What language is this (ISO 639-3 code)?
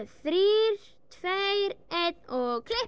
isl